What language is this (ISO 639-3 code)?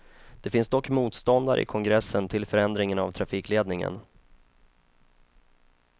swe